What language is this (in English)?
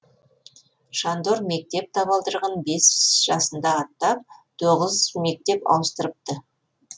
Kazakh